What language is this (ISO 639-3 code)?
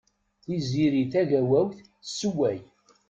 kab